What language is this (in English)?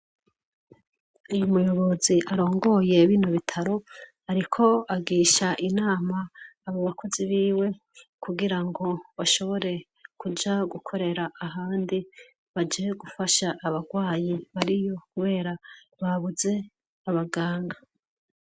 Rundi